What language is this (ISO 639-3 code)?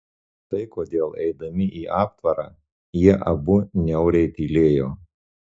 lit